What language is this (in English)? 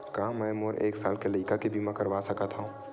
Chhattisgarhi